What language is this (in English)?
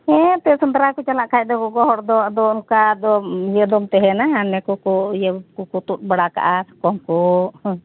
Santali